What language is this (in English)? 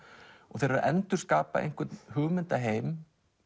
Icelandic